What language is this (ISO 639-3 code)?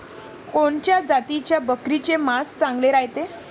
mar